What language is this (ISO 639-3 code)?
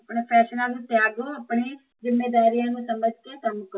pan